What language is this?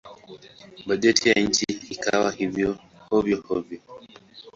Swahili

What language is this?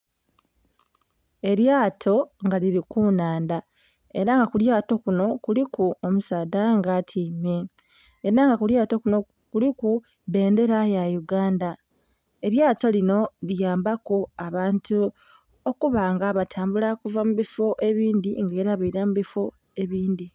Soga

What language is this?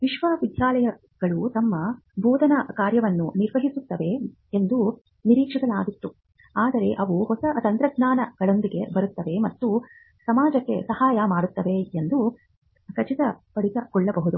Kannada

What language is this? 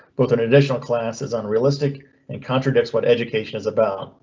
English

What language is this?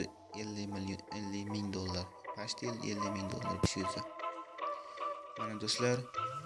Turkish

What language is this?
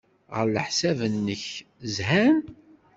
Kabyle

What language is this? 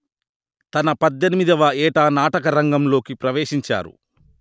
Telugu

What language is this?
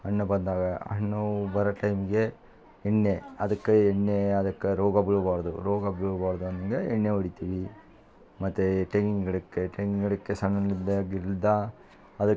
Kannada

